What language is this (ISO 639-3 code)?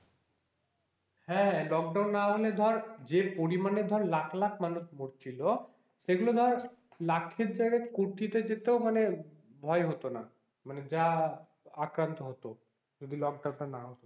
ben